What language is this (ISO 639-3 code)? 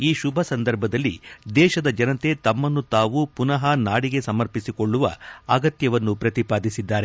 kan